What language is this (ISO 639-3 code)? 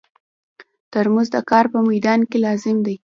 pus